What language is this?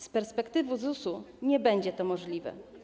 Polish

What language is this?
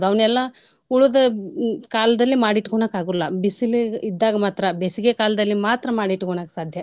Kannada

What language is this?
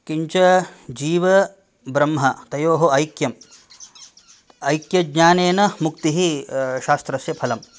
Sanskrit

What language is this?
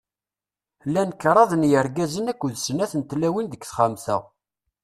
Kabyle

